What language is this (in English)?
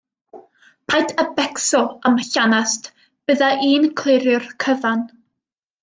Welsh